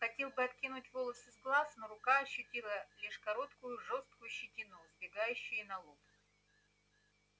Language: Russian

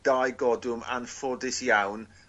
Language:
Welsh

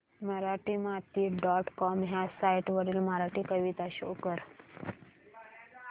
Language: Marathi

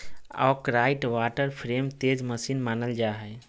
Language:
Magahi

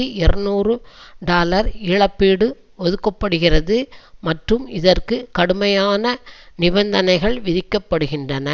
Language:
Tamil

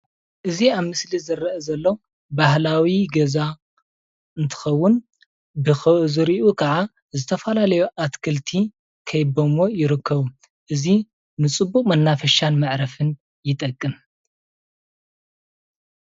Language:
Tigrinya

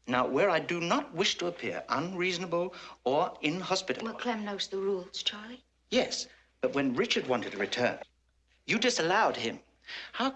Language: English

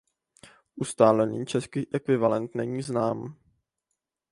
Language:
Czech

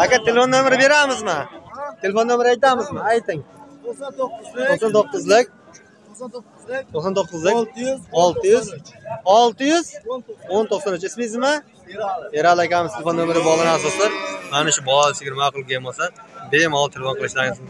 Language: Turkish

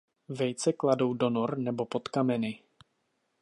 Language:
Czech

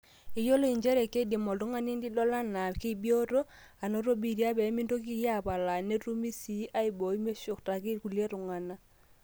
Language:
Masai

